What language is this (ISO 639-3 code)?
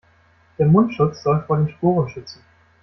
deu